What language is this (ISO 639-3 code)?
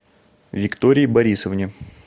rus